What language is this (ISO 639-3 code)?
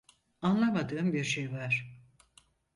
tur